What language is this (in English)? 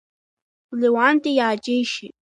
Abkhazian